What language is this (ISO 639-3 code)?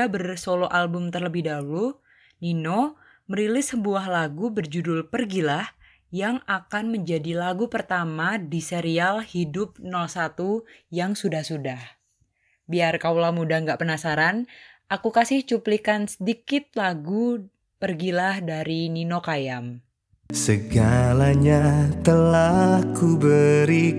ind